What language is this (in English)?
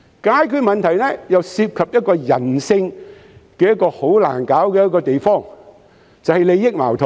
Cantonese